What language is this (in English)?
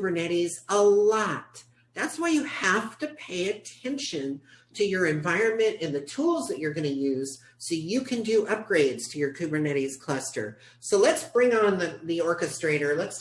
English